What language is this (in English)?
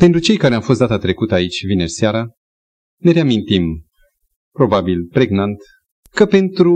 Romanian